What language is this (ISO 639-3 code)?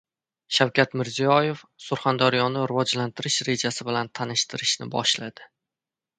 uzb